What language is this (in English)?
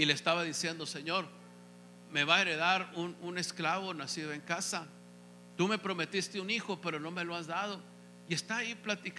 Spanish